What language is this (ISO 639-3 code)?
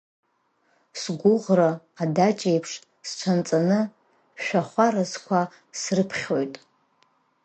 abk